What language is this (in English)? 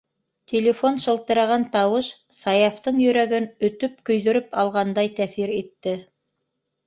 Bashkir